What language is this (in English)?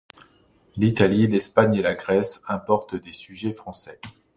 French